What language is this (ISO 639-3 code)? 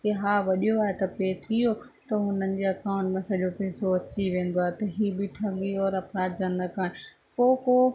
snd